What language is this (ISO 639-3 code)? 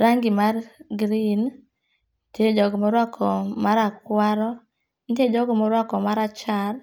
luo